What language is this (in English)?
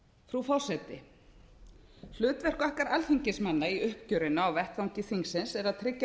Icelandic